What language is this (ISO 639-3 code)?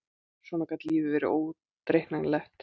isl